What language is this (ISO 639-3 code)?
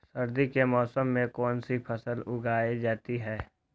mag